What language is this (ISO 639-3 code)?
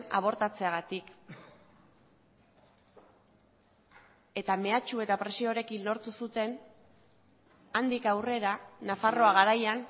eus